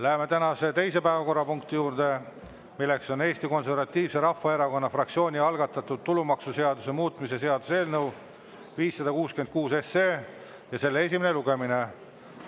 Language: Estonian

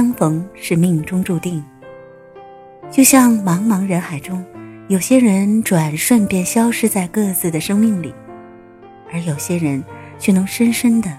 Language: Chinese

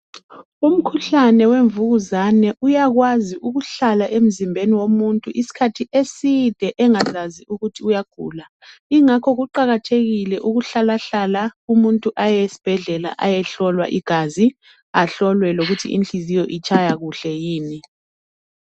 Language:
North Ndebele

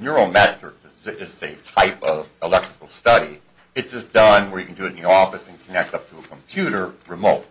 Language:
English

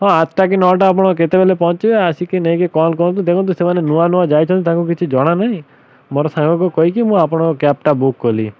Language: Odia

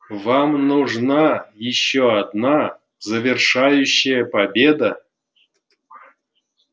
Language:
Russian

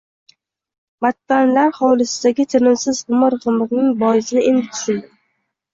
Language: Uzbek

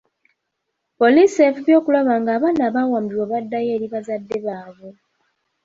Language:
Ganda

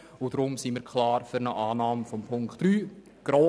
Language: Swiss German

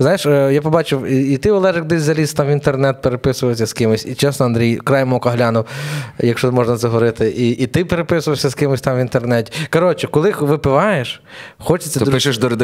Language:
Ukrainian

